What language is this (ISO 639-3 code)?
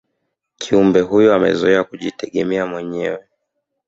swa